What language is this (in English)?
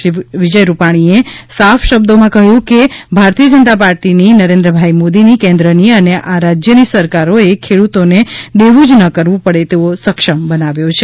Gujarati